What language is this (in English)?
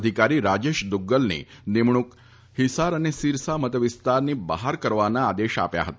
Gujarati